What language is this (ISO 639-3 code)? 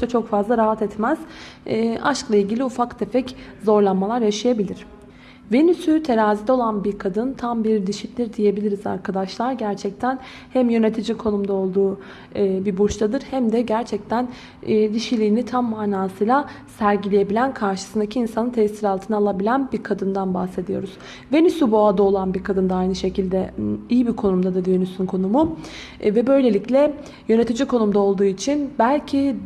tur